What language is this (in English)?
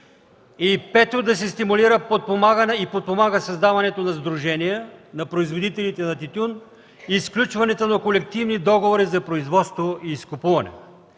Bulgarian